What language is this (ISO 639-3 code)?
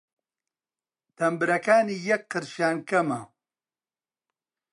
ckb